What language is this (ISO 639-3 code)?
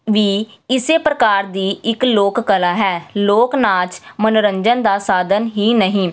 pan